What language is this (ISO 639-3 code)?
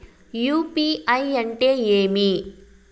tel